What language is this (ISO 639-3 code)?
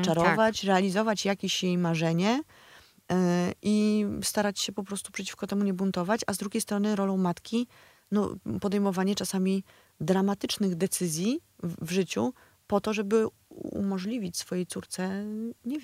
pol